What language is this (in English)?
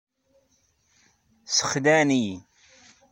Kabyle